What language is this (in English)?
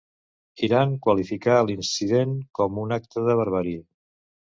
Catalan